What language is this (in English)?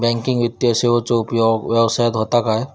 Marathi